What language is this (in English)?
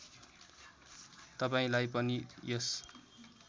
Nepali